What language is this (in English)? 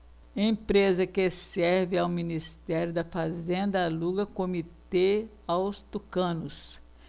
Portuguese